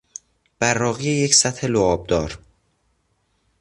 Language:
Persian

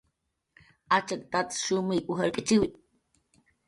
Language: Jaqaru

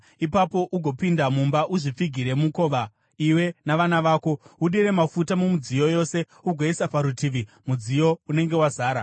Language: Shona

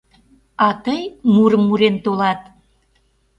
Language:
Mari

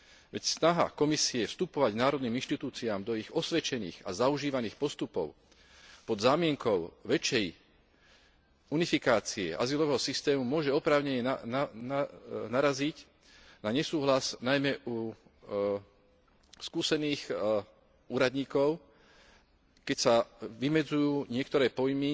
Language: Slovak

